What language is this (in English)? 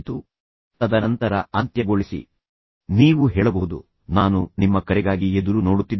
Kannada